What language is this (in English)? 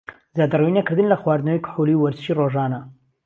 Central Kurdish